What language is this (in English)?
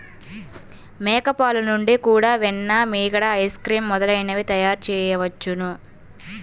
Telugu